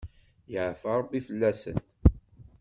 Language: Kabyle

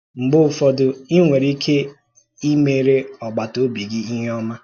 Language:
Igbo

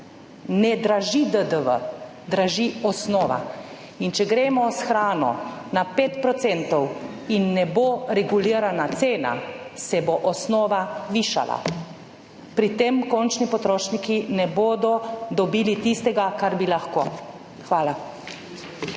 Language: Slovenian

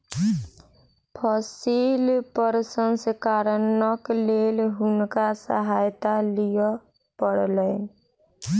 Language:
Maithili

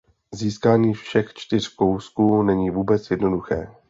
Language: Czech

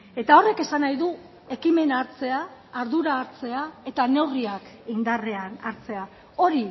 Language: Basque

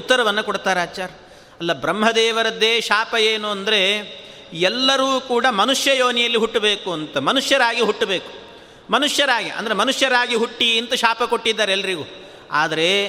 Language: Kannada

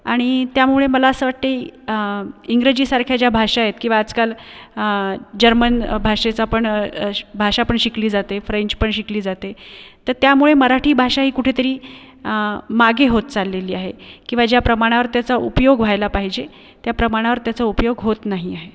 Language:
Marathi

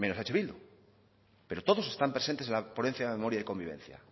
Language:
Spanish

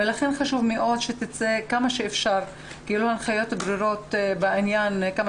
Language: Hebrew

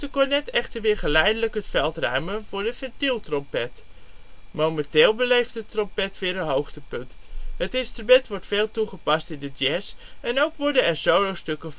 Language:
Dutch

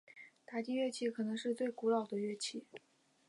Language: Chinese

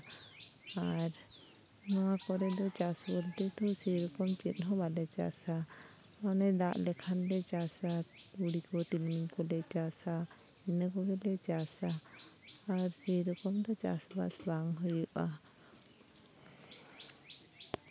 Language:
Santali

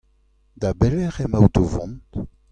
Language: Breton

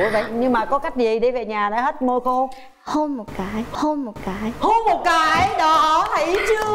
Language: Vietnamese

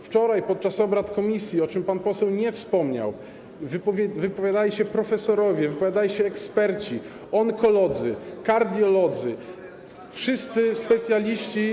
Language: Polish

